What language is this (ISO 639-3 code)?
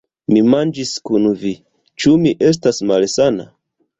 epo